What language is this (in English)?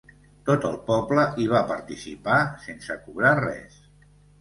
Catalan